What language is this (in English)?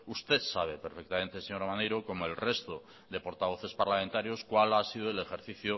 Spanish